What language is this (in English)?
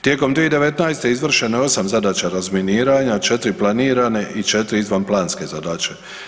Croatian